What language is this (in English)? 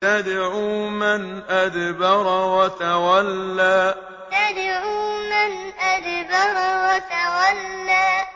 Arabic